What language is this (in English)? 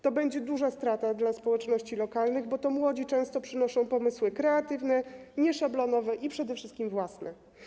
Polish